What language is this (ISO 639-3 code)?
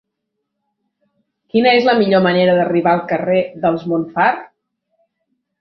cat